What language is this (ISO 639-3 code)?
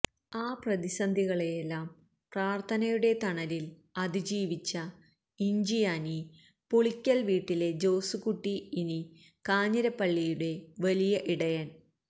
mal